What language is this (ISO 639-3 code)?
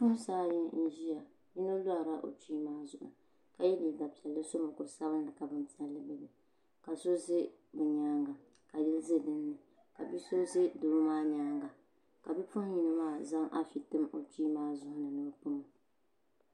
dag